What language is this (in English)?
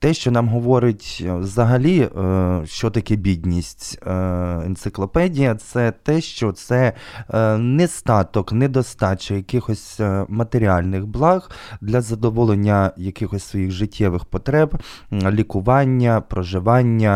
Ukrainian